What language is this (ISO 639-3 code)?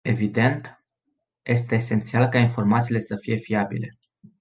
ron